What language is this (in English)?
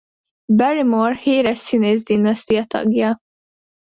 Hungarian